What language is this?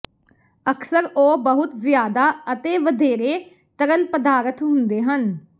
Punjabi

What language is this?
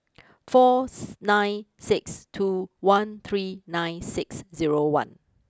English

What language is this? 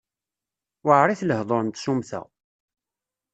Kabyle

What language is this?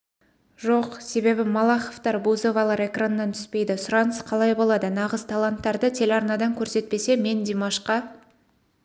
Kazakh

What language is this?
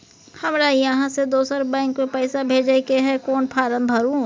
Maithili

